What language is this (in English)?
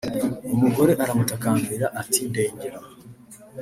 Kinyarwanda